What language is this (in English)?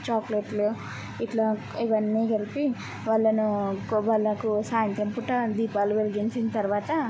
Telugu